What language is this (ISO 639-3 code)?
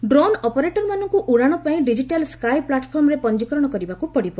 ori